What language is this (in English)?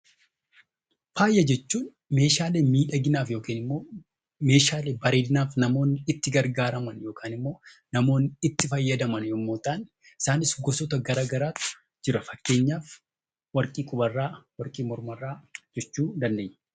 Oromo